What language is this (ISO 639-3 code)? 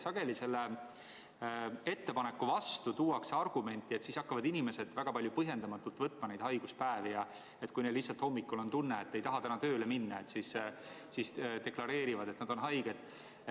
est